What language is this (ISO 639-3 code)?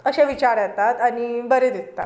kok